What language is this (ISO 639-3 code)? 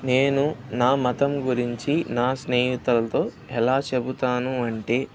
tel